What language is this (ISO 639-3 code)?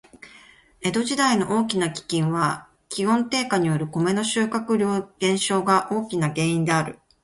jpn